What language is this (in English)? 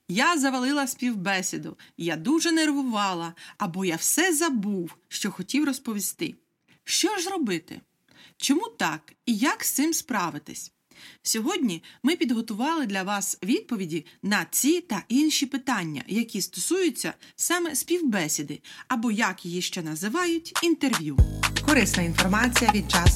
Ukrainian